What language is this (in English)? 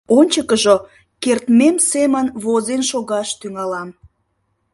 Mari